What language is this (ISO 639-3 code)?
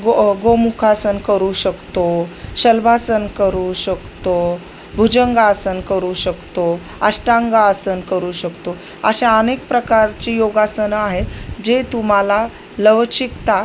mar